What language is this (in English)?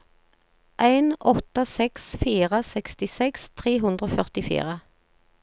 Norwegian